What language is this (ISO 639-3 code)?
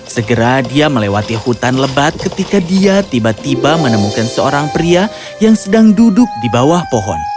ind